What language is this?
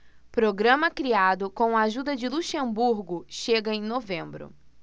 Portuguese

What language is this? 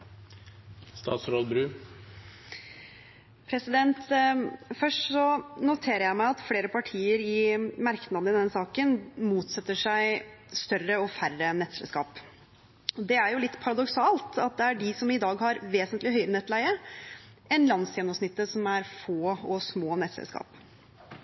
Norwegian Bokmål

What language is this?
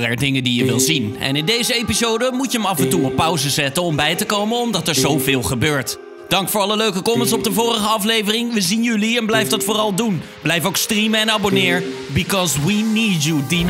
Dutch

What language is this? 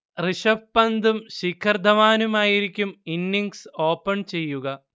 Malayalam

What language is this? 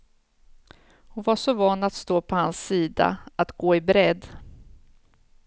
Swedish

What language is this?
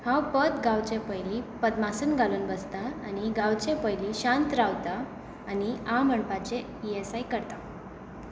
Konkani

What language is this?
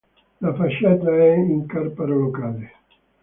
Italian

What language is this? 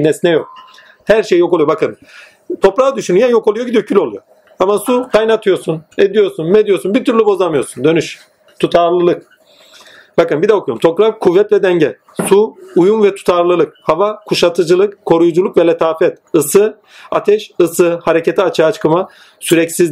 Turkish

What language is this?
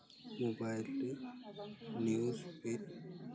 Santali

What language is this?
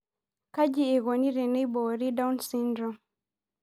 Masai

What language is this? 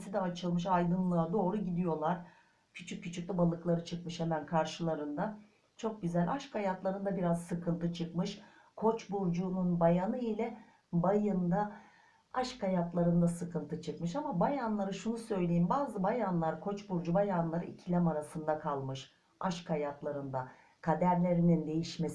Turkish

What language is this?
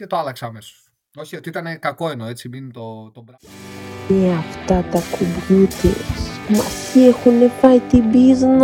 Greek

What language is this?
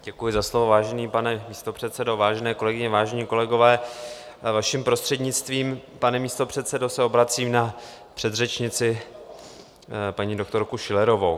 Czech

